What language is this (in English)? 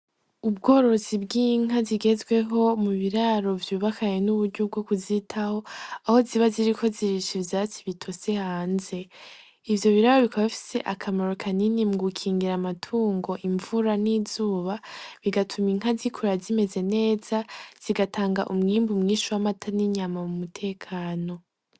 Rundi